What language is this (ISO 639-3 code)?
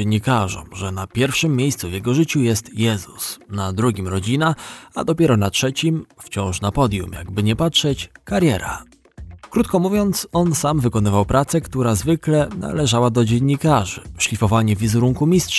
pol